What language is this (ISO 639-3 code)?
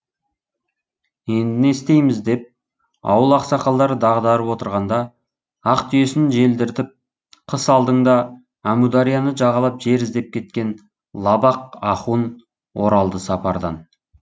kaz